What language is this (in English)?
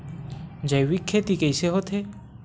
Chhattisgarhi